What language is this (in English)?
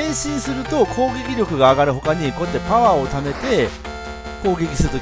Japanese